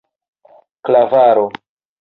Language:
Esperanto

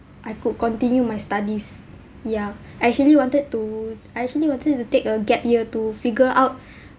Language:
English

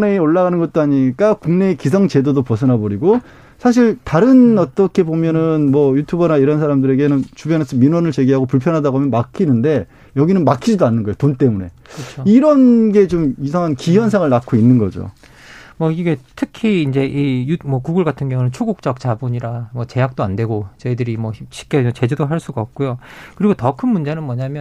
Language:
Korean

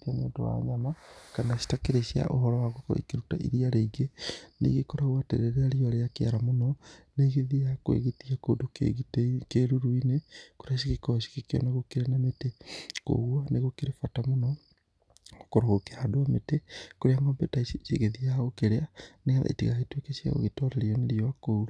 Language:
Kikuyu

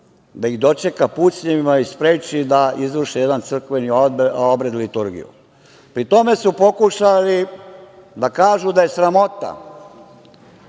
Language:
Serbian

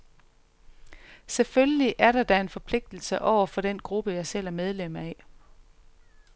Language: Danish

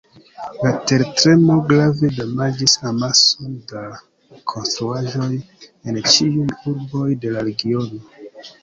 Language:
Esperanto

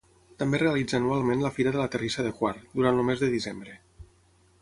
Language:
Catalan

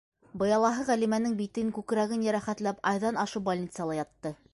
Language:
Bashkir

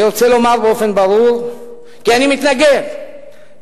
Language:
Hebrew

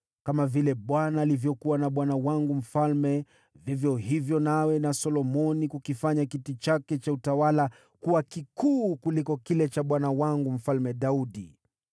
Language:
Swahili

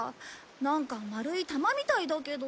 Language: Japanese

